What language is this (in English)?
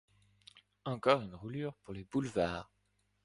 French